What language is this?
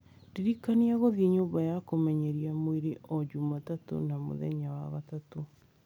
Kikuyu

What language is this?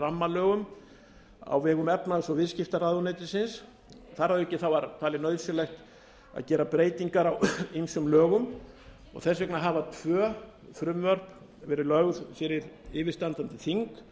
Icelandic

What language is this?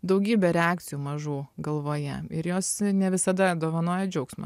Lithuanian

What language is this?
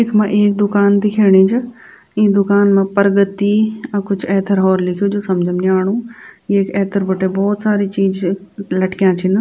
Garhwali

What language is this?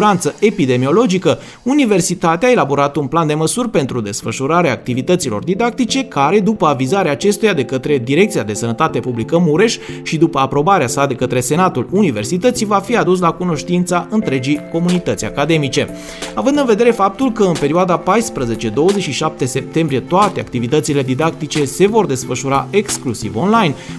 Romanian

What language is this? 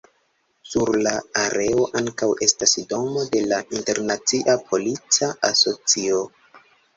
Esperanto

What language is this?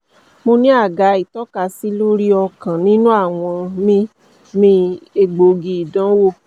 Yoruba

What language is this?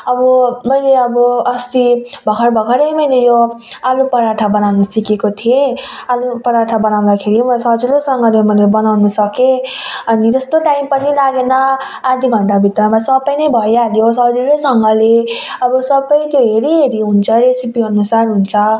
Nepali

